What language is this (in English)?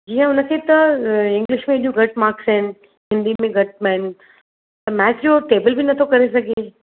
Sindhi